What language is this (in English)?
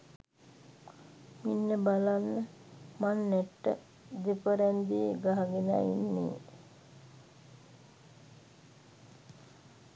Sinhala